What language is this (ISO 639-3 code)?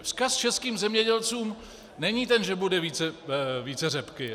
ces